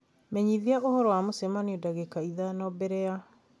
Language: Kikuyu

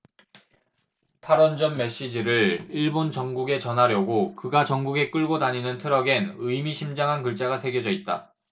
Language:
Korean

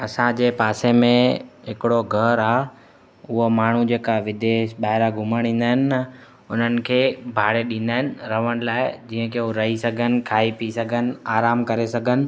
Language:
Sindhi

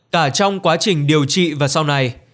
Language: Vietnamese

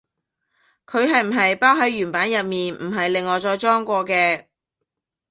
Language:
Cantonese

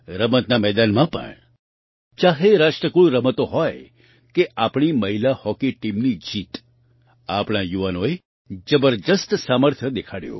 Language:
Gujarati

